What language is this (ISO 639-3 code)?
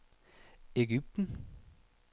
dan